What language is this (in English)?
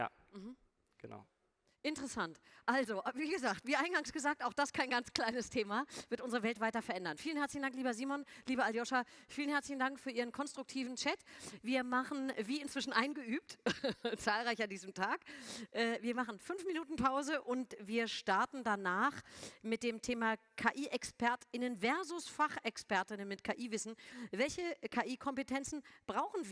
German